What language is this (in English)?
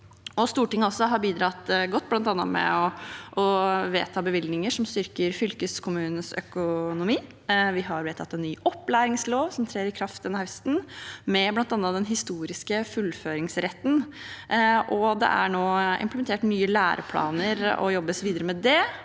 Norwegian